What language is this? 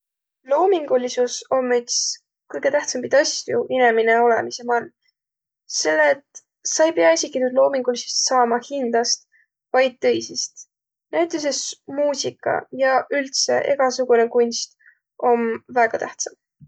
Võro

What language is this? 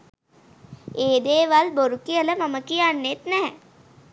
Sinhala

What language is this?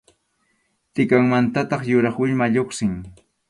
Arequipa-La Unión Quechua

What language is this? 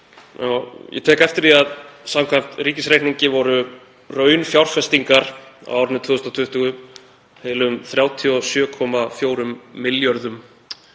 Icelandic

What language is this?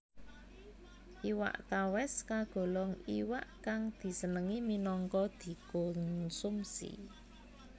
Javanese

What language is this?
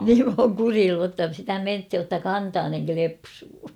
Finnish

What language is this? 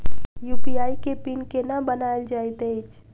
Maithili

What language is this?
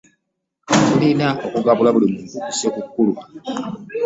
Ganda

